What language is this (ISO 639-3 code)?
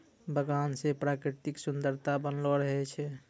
mai